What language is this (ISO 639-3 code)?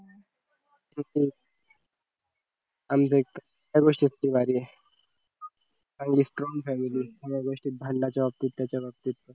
mar